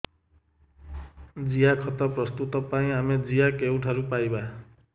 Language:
Odia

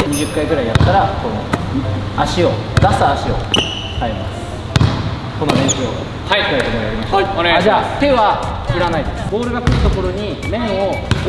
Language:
Japanese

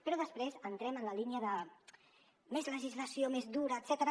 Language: Catalan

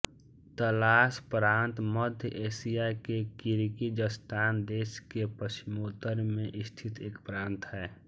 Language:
Hindi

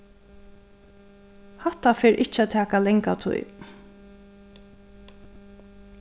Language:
Faroese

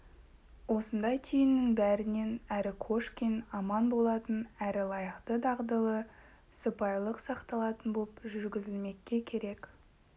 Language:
Kazakh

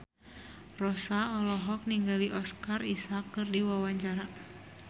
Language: Sundanese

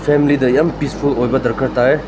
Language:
Manipuri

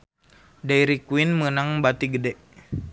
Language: Sundanese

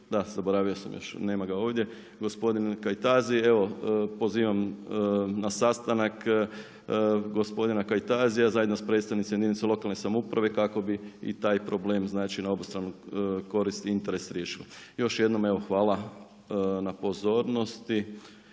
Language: Croatian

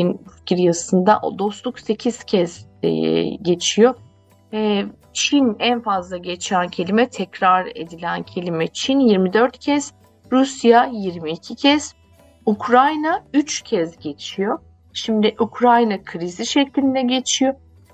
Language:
Turkish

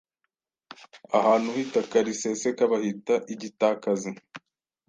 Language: Kinyarwanda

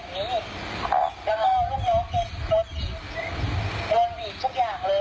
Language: Thai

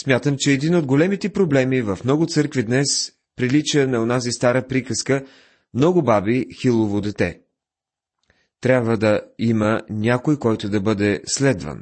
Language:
Bulgarian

